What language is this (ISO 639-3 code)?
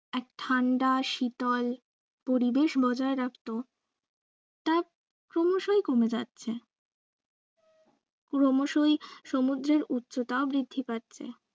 ben